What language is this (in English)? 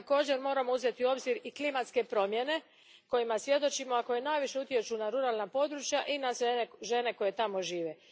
Croatian